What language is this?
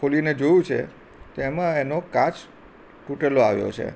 Gujarati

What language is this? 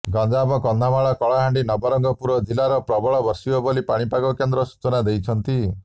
Odia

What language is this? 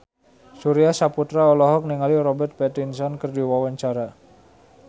Sundanese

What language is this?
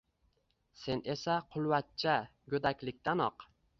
Uzbek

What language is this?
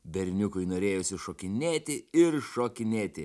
Lithuanian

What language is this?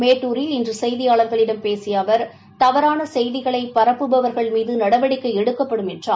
Tamil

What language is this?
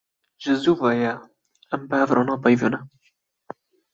Kurdish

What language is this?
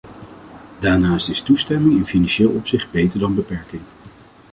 Dutch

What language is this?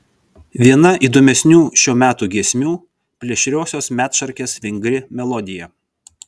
Lithuanian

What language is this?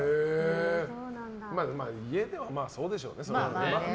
Japanese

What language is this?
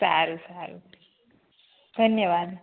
Gujarati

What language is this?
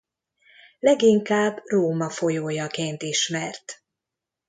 Hungarian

